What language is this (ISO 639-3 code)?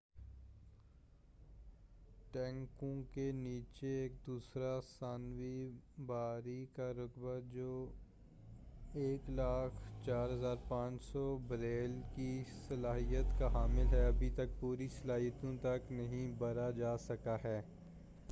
urd